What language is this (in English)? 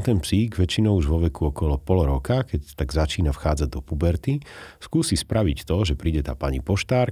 Slovak